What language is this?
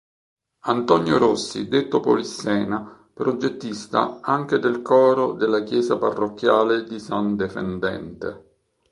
Italian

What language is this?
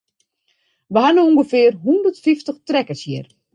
Western Frisian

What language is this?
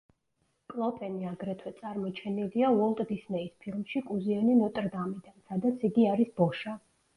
Georgian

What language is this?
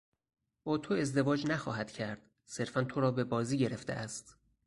Persian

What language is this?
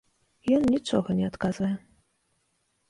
Belarusian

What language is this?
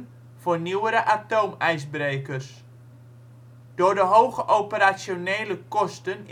Dutch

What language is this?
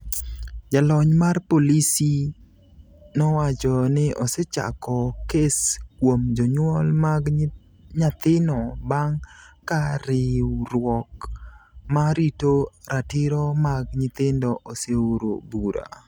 Luo (Kenya and Tanzania)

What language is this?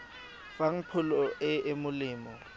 Tswana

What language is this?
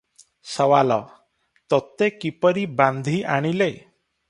Odia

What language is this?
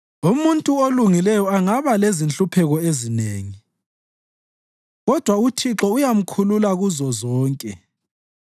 North Ndebele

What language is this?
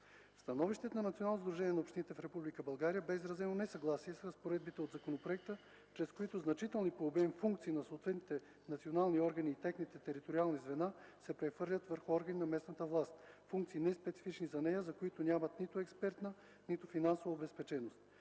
Bulgarian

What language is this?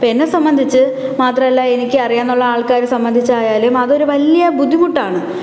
Malayalam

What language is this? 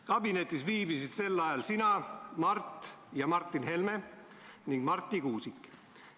Estonian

